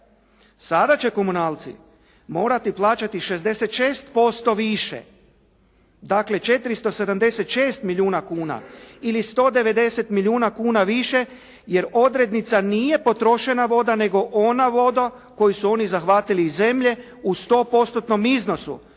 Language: Croatian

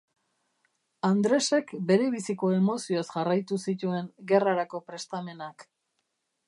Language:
Basque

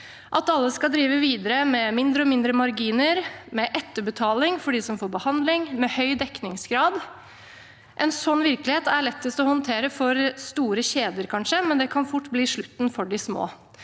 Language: Norwegian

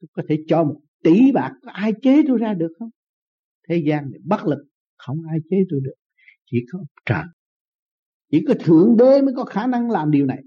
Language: Vietnamese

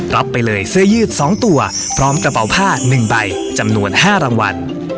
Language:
Thai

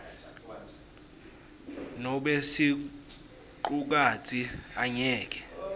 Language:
Swati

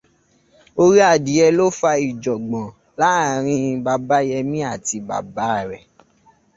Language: Yoruba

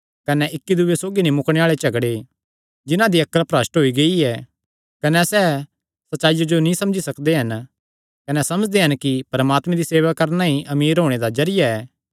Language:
Kangri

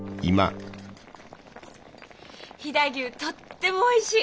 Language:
Japanese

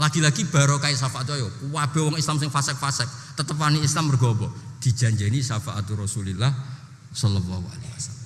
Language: Indonesian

